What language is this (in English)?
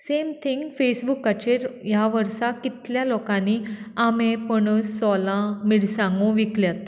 Konkani